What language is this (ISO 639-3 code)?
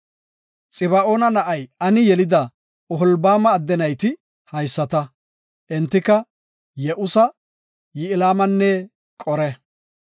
gof